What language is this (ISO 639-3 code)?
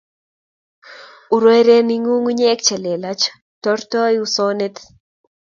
kln